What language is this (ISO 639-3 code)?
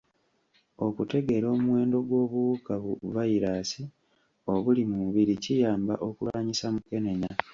lug